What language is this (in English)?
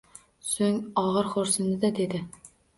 Uzbek